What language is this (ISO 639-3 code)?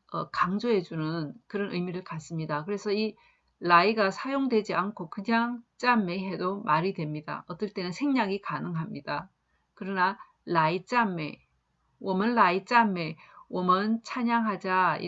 kor